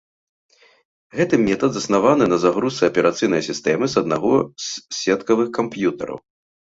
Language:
Belarusian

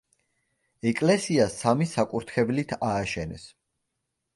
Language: Georgian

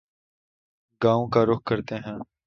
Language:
Urdu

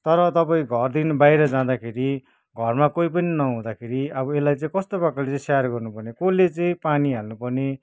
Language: Nepali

